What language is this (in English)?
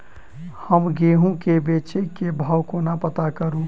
Maithili